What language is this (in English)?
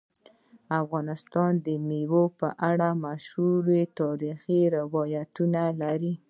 Pashto